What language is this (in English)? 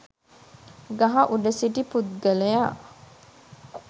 Sinhala